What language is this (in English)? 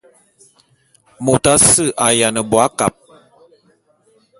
Bulu